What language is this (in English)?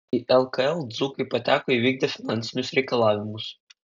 Lithuanian